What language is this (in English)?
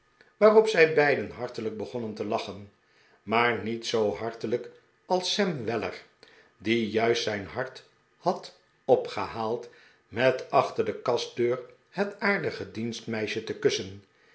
Dutch